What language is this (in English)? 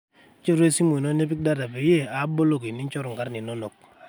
Masai